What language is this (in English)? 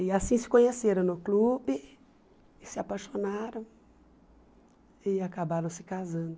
Portuguese